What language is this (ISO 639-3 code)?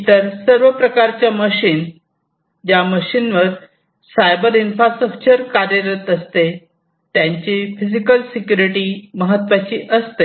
mar